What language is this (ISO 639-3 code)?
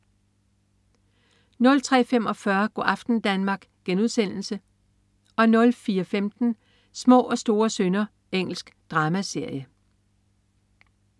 dan